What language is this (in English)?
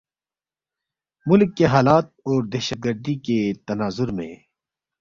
Balti